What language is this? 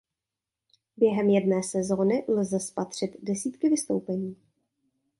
Czech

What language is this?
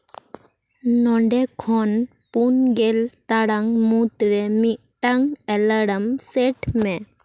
Santali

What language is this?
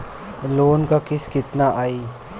Bhojpuri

